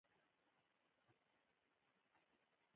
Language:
Pashto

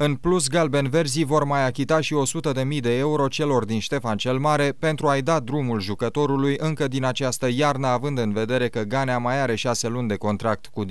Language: Romanian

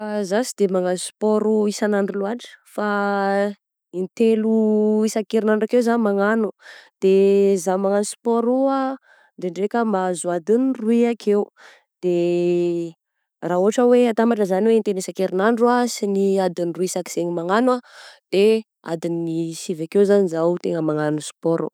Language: Southern Betsimisaraka Malagasy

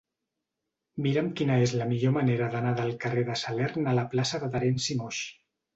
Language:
Catalan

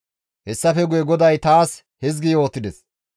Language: Gamo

